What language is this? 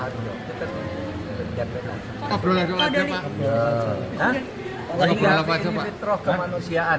Indonesian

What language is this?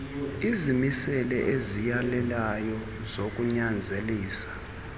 Xhosa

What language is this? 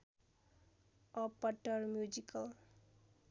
Nepali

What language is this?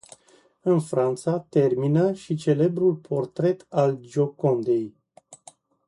Romanian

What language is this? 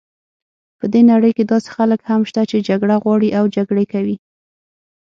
Pashto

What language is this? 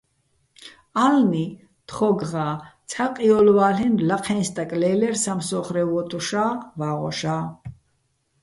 Bats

